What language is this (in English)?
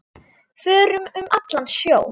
Icelandic